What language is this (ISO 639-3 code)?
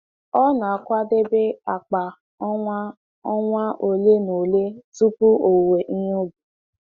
ibo